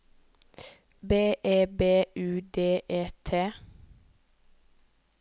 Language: Norwegian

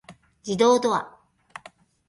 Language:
Japanese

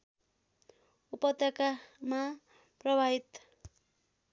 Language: Nepali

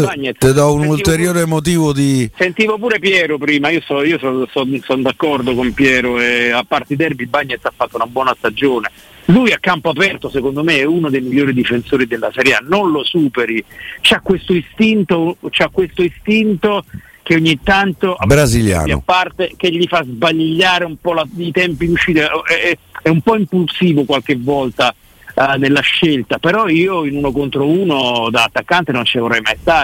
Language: Italian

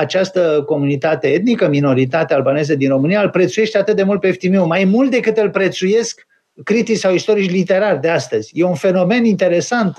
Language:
Romanian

